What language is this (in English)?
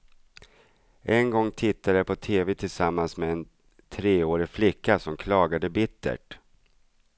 Swedish